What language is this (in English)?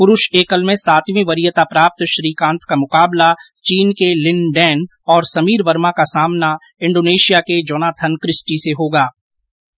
Hindi